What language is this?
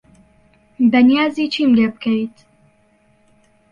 Central Kurdish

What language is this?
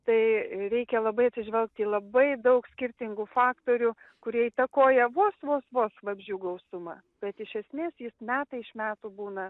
Lithuanian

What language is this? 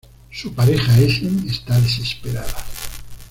Spanish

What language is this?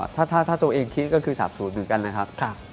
Thai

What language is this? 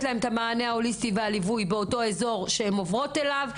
Hebrew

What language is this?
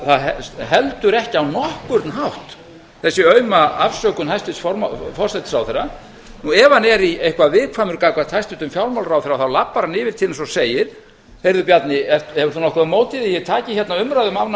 Icelandic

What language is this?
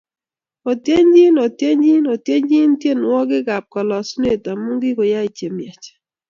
Kalenjin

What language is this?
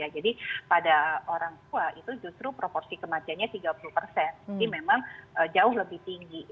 Indonesian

